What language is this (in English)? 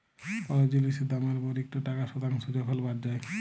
Bangla